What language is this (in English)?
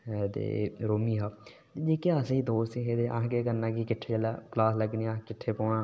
Dogri